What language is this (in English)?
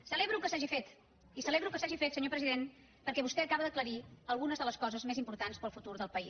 Catalan